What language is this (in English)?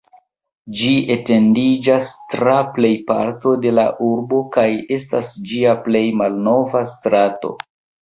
Esperanto